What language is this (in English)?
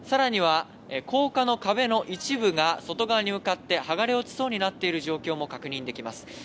Japanese